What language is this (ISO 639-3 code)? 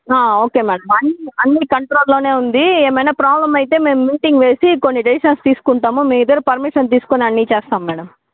tel